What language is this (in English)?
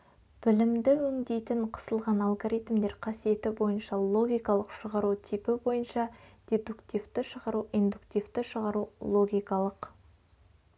Kazakh